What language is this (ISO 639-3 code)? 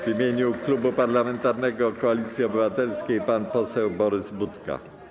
pol